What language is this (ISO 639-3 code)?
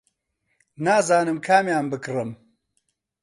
ckb